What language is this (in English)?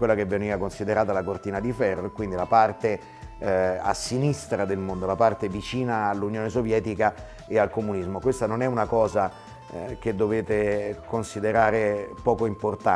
Italian